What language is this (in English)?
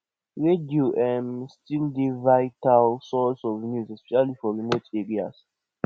Nigerian Pidgin